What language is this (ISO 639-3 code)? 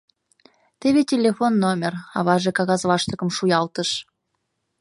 chm